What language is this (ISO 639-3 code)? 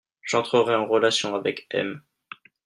fra